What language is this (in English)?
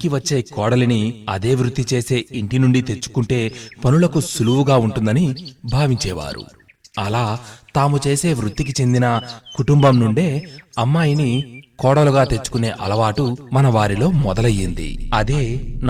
Telugu